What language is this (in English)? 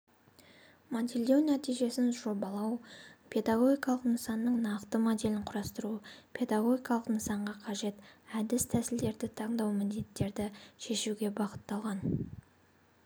Kazakh